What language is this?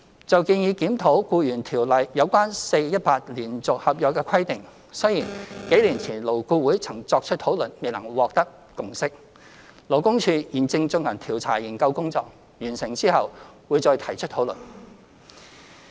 Cantonese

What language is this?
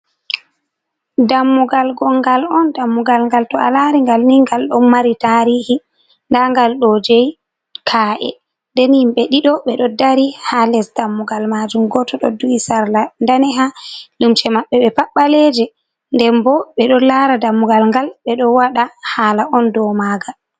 Fula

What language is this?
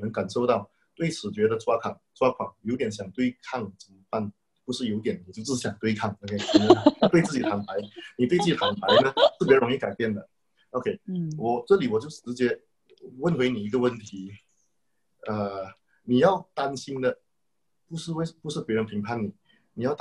Chinese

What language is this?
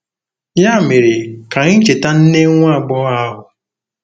Igbo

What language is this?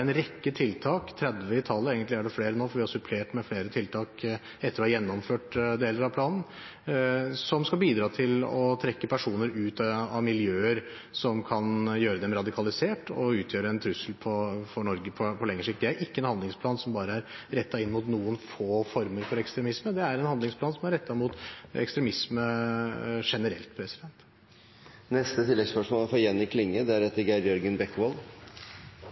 Norwegian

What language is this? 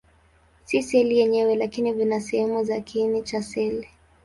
Swahili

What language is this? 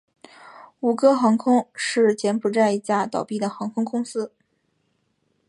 Chinese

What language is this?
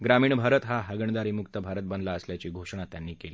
Marathi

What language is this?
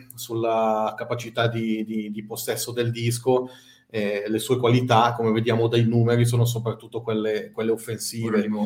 Italian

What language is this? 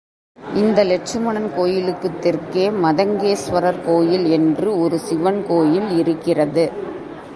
Tamil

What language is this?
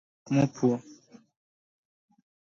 Luo (Kenya and Tanzania)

